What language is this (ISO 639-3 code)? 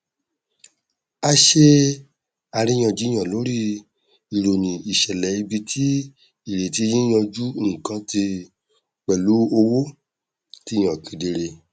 yor